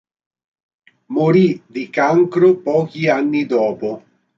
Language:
Italian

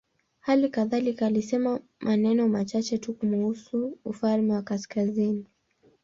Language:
Swahili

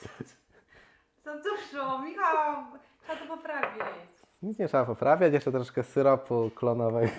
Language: Polish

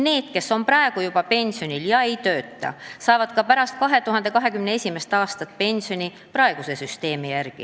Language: Estonian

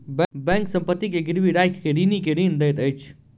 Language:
Maithili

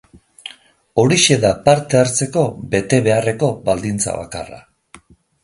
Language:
Basque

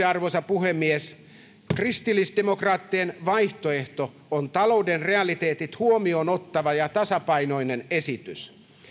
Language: Finnish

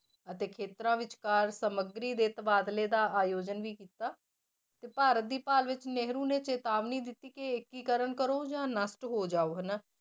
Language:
Punjabi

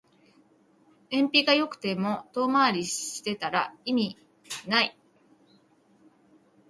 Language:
Japanese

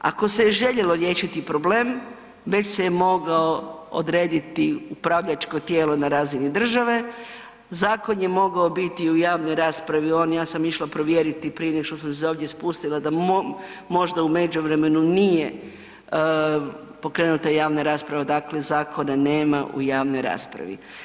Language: Croatian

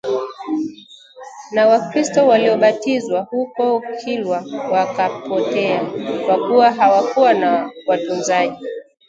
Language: Swahili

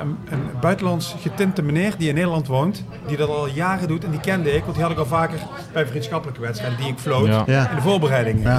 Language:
Dutch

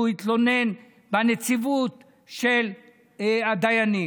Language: Hebrew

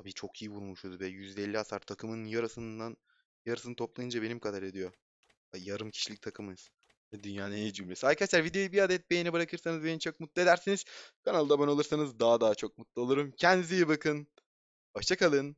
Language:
Turkish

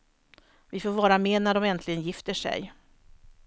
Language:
Swedish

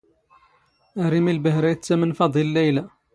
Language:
Standard Moroccan Tamazight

